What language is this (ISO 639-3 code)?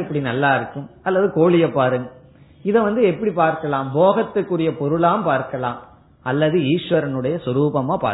tam